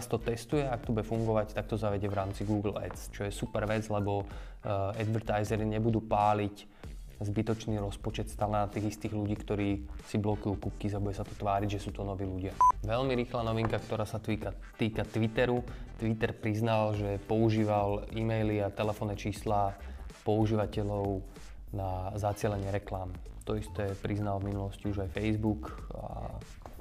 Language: Slovak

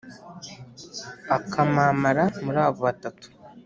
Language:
Kinyarwanda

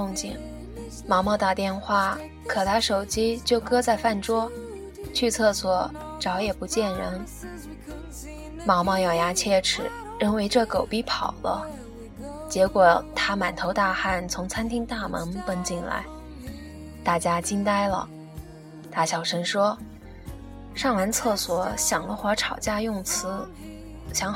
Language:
Chinese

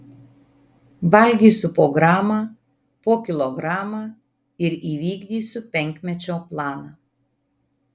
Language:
Lithuanian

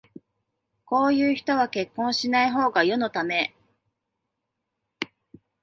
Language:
Japanese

